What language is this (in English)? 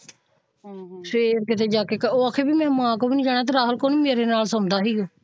Punjabi